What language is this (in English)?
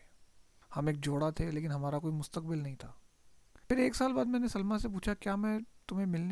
Urdu